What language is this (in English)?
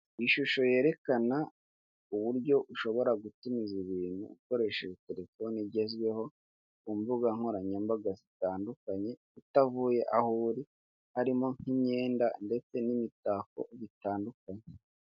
Kinyarwanda